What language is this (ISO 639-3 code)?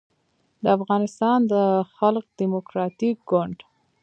pus